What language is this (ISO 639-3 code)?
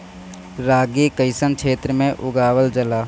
bho